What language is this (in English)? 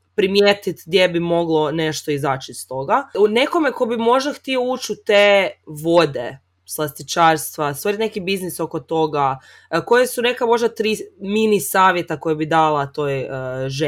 Croatian